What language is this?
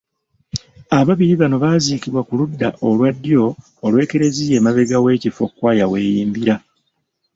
Ganda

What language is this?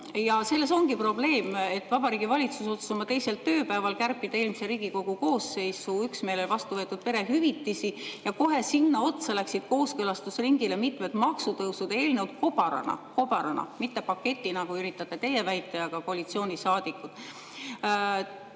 Estonian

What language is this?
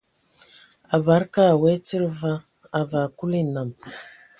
Ewondo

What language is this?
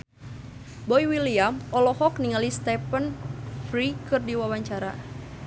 Sundanese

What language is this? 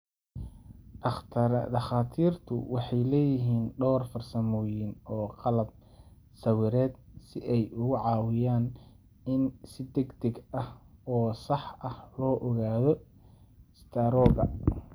Somali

